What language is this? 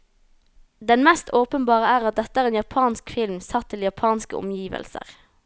Norwegian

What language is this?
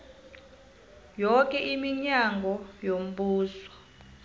South Ndebele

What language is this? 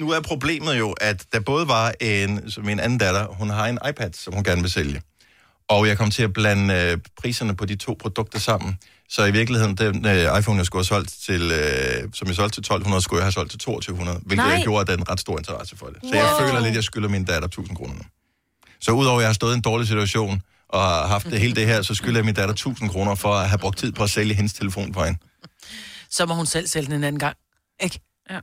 Danish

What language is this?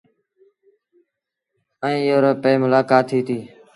Sindhi Bhil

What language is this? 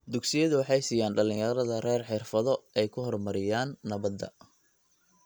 Somali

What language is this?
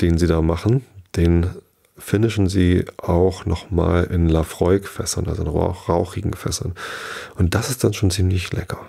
German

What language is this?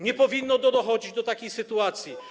Polish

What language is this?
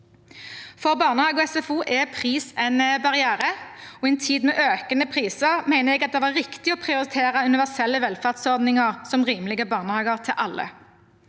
Norwegian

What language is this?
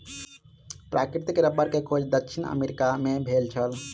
Maithili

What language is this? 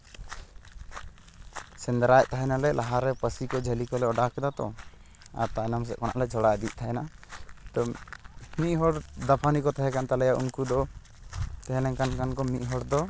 Santali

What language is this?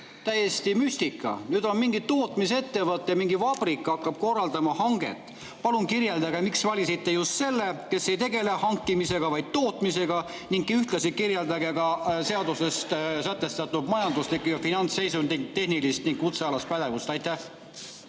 Estonian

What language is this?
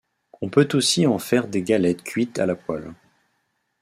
French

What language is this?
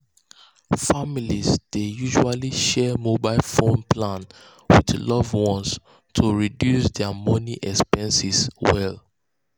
Nigerian Pidgin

